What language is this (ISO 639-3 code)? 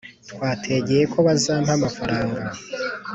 kin